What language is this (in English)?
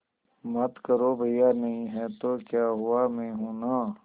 Hindi